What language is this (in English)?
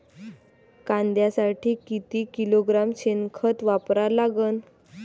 Marathi